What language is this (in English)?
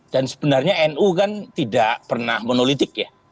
Indonesian